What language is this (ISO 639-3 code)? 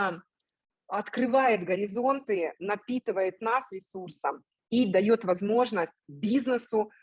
rus